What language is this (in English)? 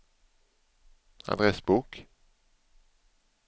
Swedish